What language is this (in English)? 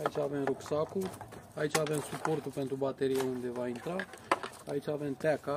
Romanian